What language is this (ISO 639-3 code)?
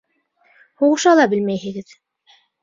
bak